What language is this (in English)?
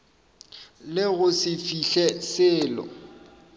Northern Sotho